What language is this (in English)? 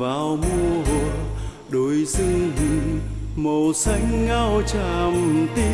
Vietnamese